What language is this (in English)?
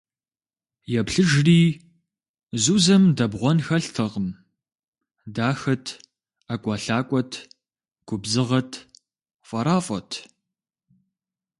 Kabardian